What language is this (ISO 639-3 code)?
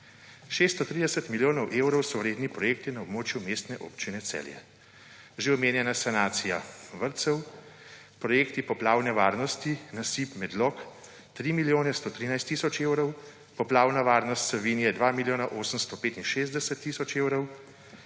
slv